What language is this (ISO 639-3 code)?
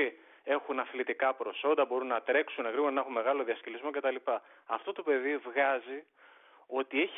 ell